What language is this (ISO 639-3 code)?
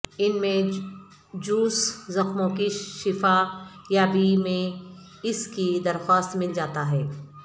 urd